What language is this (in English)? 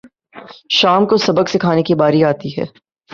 Urdu